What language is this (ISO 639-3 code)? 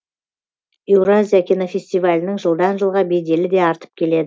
kaz